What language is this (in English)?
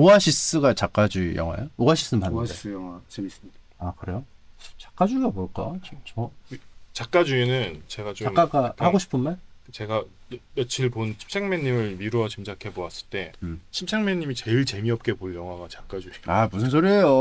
Korean